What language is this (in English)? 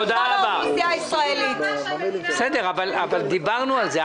Hebrew